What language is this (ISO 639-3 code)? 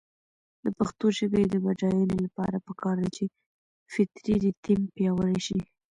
pus